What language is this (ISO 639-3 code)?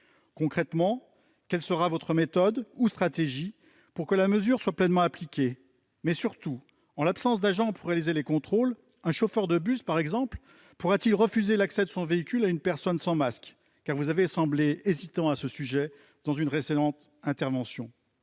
fra